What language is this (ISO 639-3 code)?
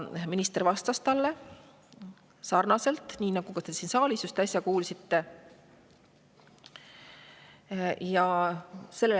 est